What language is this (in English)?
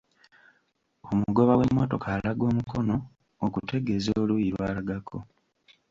Ganda